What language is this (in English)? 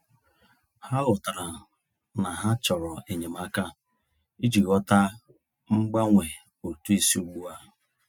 Igbo